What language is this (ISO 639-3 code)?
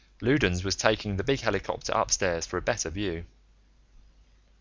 eng